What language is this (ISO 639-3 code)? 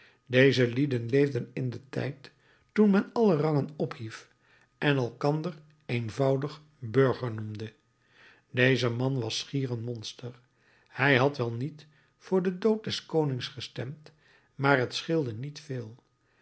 nld